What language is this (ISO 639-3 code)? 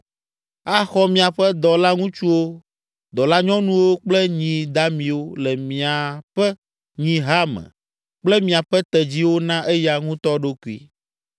ewe